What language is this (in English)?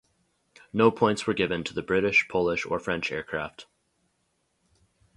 English